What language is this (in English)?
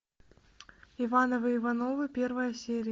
Russian